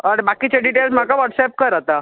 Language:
Konkani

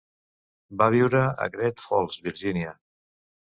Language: Catalan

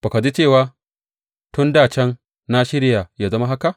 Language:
Hausa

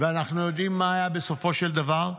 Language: Hebrew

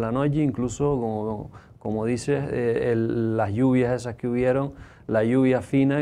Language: Spanish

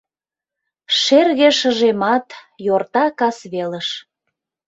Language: Mari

